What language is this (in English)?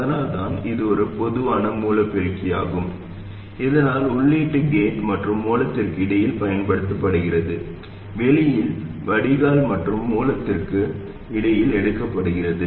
Tamil